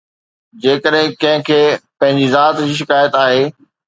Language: Sindhi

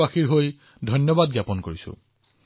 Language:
Assamese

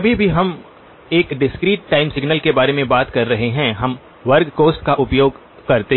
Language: Hindi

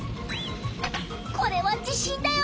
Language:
Japanese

